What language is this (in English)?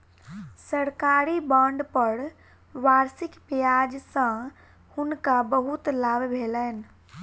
Maithili